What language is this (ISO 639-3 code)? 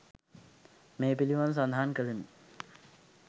sin